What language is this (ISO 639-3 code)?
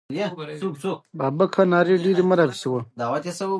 pus